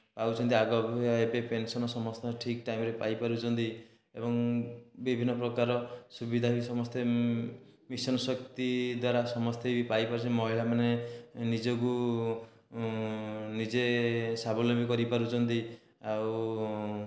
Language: Odia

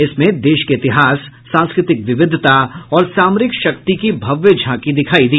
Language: Hindi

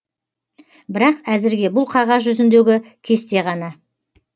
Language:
Kazakh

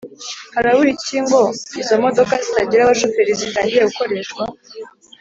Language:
Kinyarwanda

